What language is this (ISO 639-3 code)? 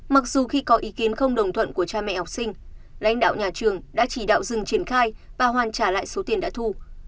vie